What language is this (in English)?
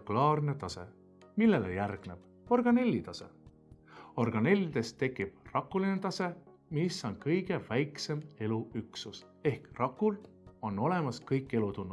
Estonian